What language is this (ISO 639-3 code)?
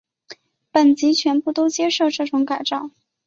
zho